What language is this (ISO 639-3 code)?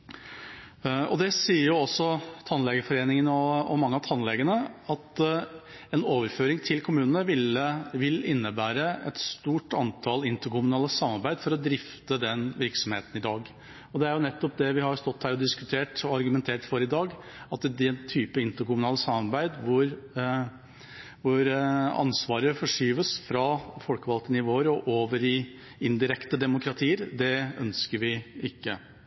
nob